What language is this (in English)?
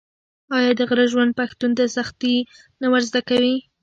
Pashto